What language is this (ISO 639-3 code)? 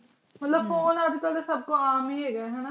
pan